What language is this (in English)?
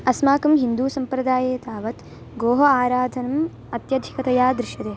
Sanskrit